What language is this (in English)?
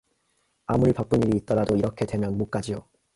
Korean